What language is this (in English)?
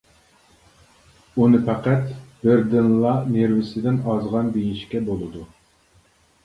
Uyghur